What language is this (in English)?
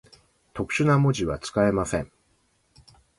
Japanese